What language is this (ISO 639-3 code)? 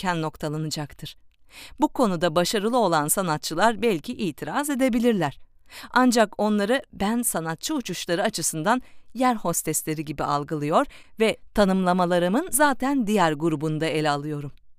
tur